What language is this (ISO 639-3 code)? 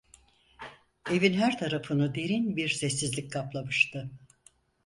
tur